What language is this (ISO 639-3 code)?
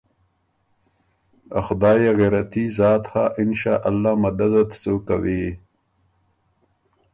oru